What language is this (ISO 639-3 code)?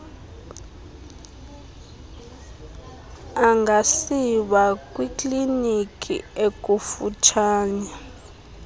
xho